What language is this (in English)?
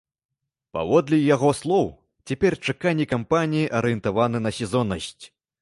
Belarusian